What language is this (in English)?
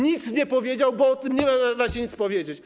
Polish